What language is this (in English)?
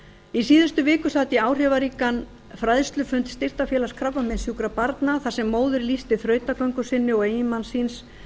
Icelandic